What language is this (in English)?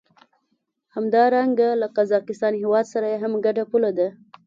Pashto